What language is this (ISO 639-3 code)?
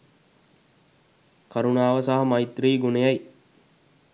sin